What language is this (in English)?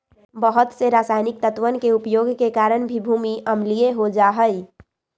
Magahi